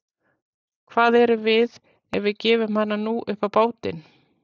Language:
Icelandic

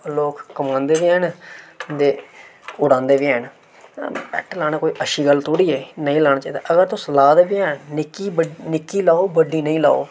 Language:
Dogri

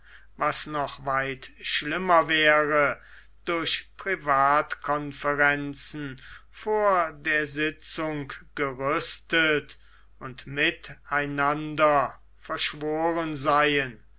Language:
German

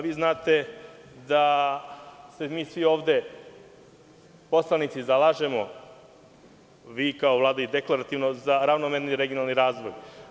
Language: Serbian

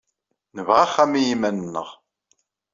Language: Kabyle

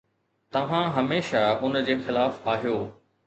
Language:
Sindhi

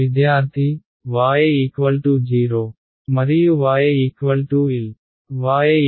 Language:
Telugu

